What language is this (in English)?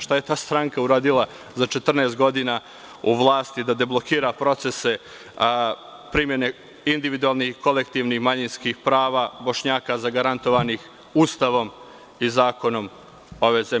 Serbian